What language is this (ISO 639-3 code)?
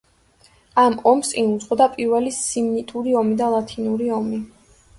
kat